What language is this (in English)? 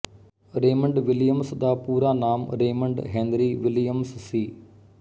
Punjabi